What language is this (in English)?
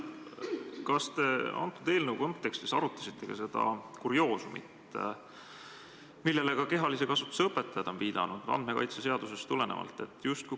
Estonian